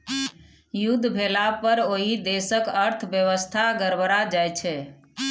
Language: Maithili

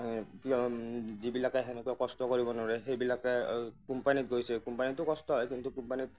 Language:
Assamese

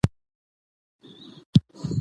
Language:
Pashto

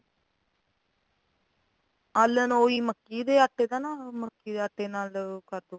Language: Punjabi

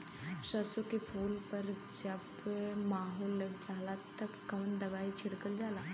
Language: Bhojpuri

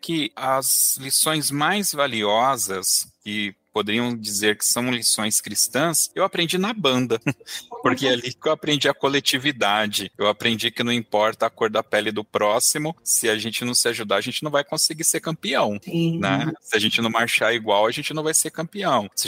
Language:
Portuguese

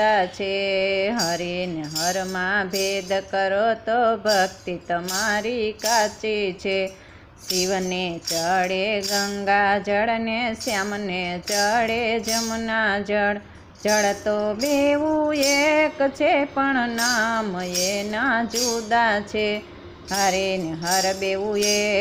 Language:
Hindi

